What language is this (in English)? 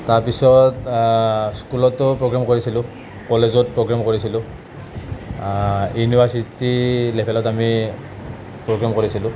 Assamese